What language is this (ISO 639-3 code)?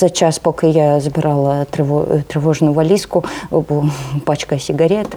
ukr